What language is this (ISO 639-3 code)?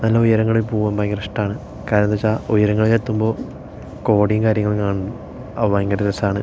mal